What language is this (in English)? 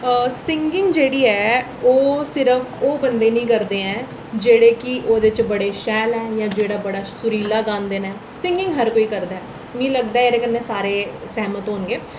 Dogri